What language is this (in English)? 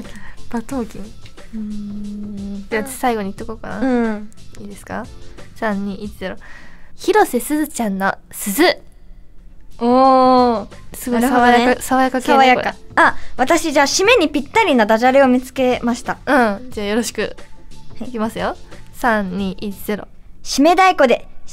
Japanese